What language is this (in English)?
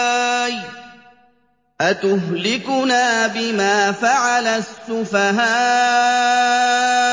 Arabic